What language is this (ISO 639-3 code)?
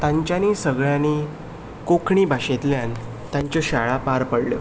kok